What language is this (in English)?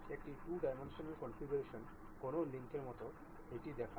Bangla